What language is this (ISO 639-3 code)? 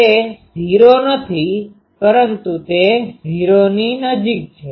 guj